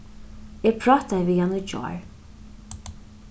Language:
Faroese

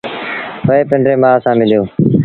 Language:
Sindhi Bhil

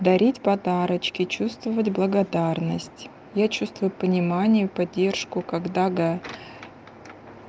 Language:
Russian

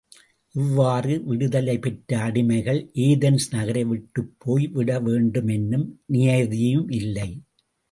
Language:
Tamil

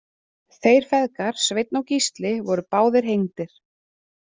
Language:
Icelandic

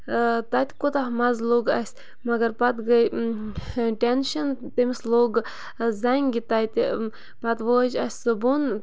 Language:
Kashmiri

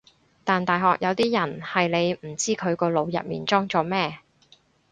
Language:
Cantonese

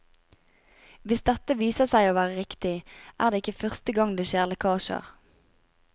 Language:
Norwegian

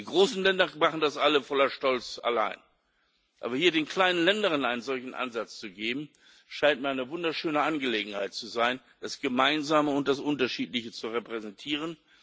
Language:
German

